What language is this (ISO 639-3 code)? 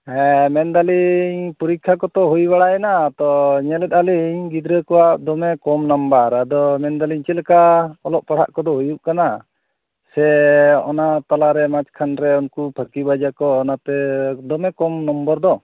sat